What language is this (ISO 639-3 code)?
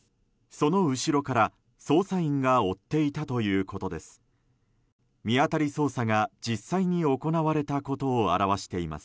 jpn